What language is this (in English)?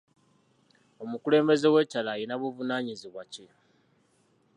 Ganda